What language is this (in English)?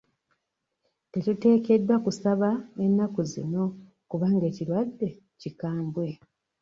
Ganda